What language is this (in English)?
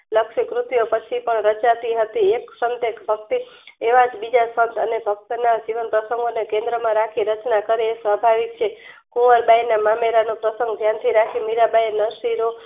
Gujarati